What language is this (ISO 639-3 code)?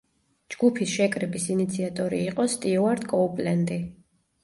kat